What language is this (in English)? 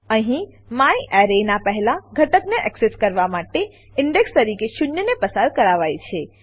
Gujarati